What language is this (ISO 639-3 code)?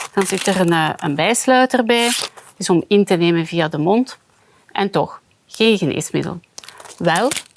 nld